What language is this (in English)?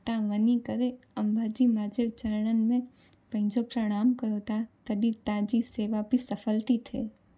Sindhi